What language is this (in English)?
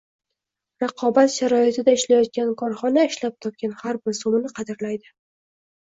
Uzbek